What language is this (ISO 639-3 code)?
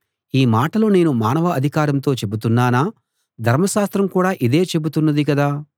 tel